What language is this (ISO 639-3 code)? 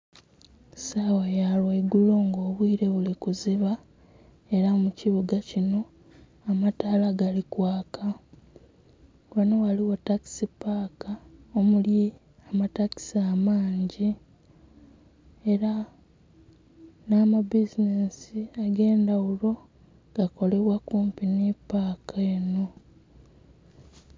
xog